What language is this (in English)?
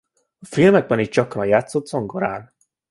Hungarian